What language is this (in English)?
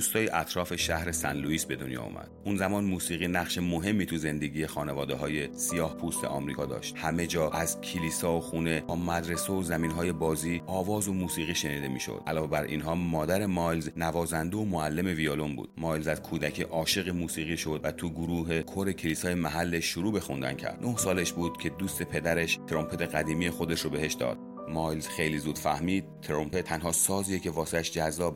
Persian